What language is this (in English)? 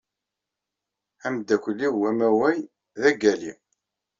Kabyle